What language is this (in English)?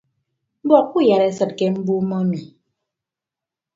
Ibibio